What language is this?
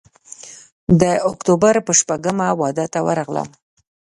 Pashto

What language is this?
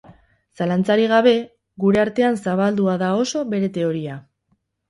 Basque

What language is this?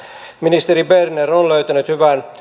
Finnish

